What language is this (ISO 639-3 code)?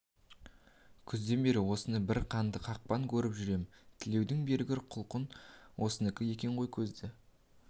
kaz